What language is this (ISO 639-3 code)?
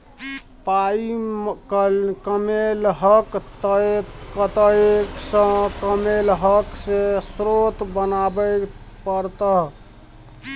mai